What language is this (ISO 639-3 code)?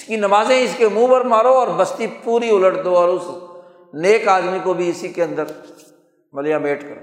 urd